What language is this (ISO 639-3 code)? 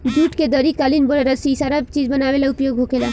bho